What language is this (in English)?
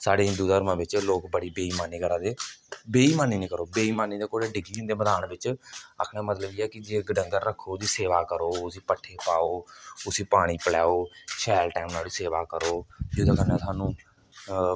Dogri